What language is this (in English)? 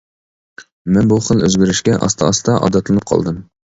Uyghur